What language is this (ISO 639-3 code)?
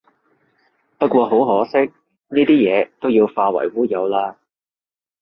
yue